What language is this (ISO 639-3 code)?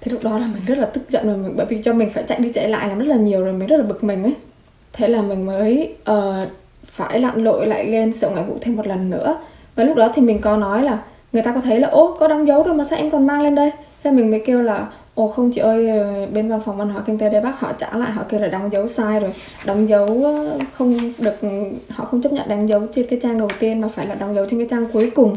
vie